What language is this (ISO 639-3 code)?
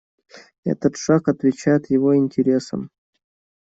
rus